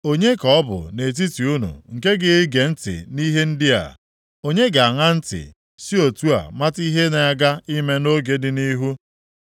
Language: Igbo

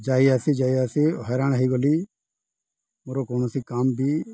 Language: Odia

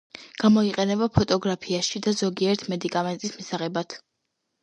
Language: Georgian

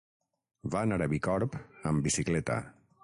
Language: Catalan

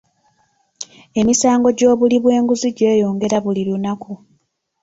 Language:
Ganda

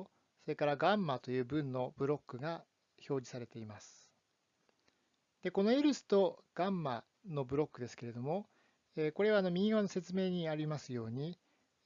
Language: Japanese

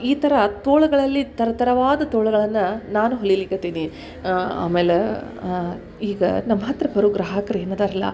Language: Kannada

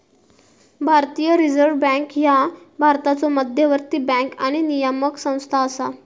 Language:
Marathi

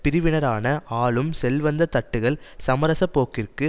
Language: Tamil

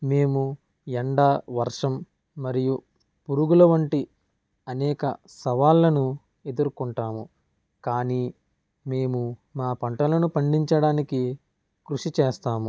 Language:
Telugu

